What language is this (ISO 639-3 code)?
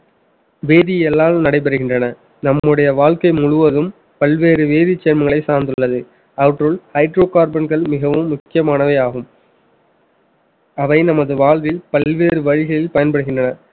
tam